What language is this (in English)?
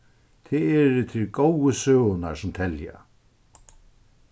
Faroese